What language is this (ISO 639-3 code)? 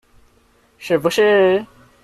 zho